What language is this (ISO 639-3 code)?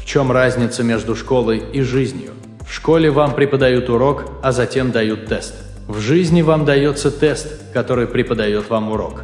rus